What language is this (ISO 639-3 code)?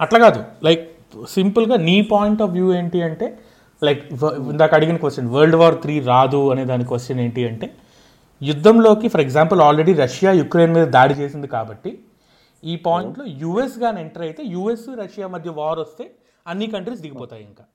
tel